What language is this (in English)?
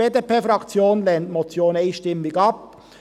Swiss German